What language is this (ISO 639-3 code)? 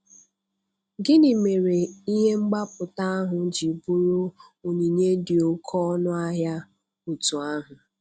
ibo